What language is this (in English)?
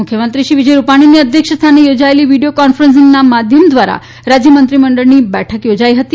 Gujarati